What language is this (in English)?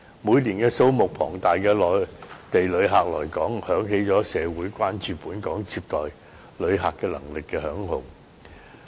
Cantonese